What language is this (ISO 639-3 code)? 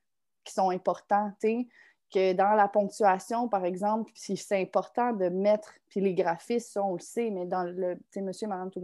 fra